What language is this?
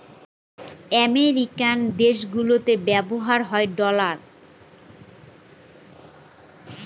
Bangla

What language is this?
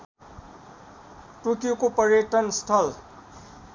Nepali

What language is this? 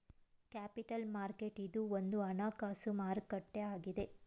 Kannada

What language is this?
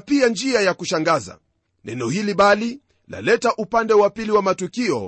Swahili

